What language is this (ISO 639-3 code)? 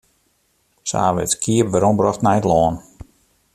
fry